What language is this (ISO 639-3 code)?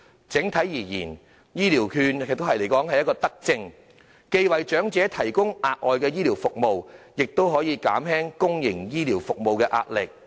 yue